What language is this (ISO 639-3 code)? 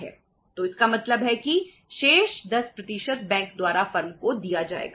hin